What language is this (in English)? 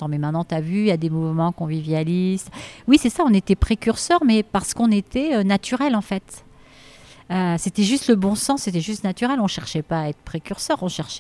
French